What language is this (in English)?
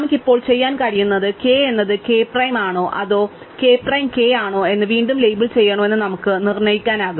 Malayalam